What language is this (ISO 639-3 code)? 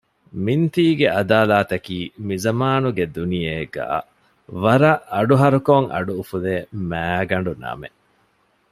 div